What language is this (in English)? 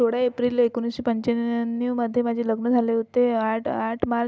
Marathi